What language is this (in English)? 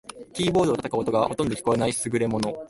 Japanese